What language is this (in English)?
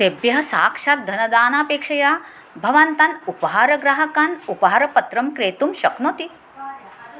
Sanskrit